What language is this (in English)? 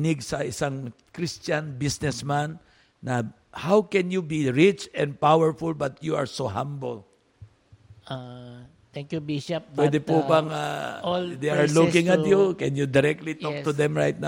Filipino